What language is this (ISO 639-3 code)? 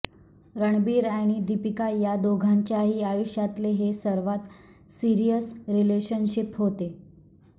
mar